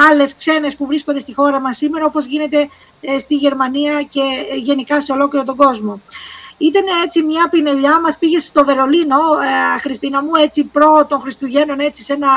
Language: Greek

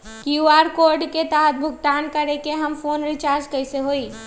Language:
Magahi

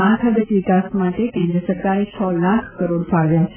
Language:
Gujarati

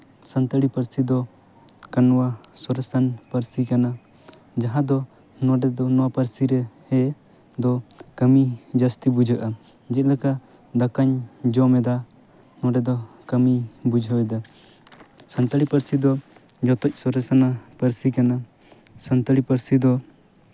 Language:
Santali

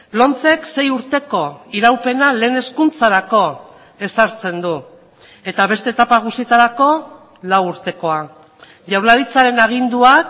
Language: Basque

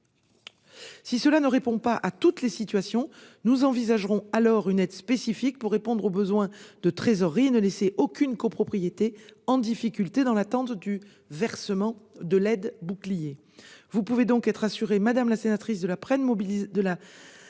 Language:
French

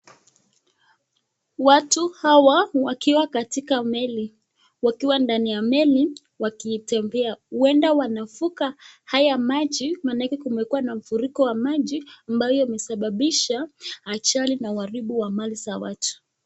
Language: Swahili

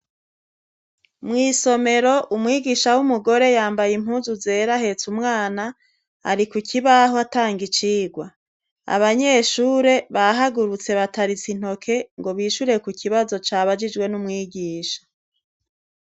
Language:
Rundi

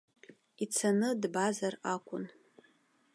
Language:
Abkhazian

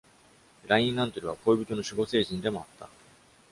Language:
Japanese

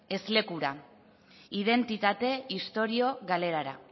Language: Basque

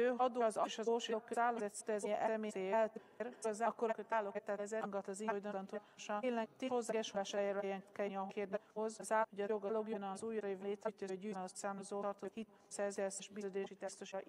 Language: Hungarian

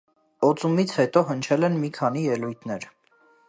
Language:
Armenian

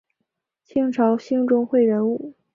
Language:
Chinese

